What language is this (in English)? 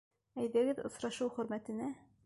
Bashkir